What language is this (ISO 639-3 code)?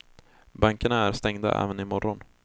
swe